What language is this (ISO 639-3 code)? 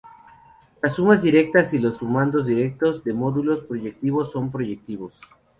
spa